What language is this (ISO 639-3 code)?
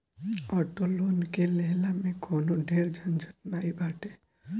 bho